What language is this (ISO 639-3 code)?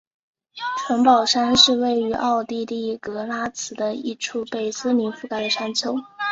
zho